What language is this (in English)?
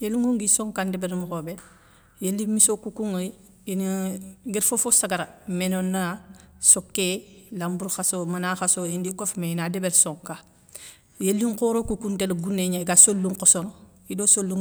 Soninke